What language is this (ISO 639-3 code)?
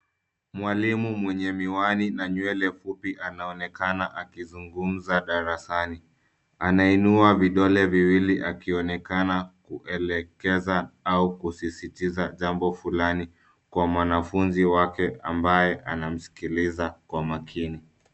swa